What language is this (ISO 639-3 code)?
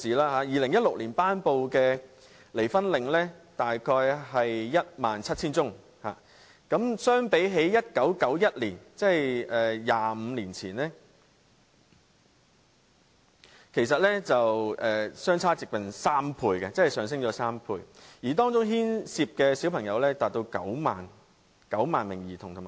yue